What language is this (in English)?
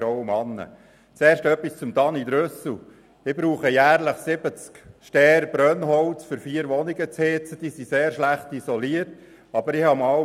Swiss German